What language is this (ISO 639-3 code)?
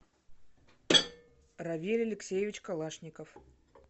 rus